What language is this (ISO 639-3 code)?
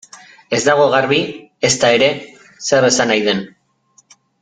eus